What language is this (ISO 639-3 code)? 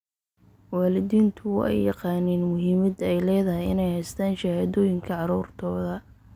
som